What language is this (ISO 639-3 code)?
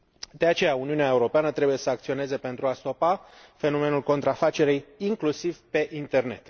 ron